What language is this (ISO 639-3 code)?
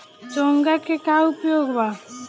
bho